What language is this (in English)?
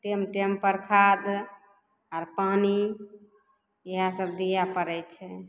Maithili